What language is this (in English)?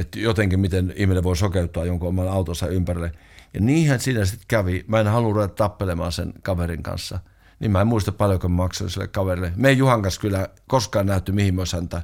Finnish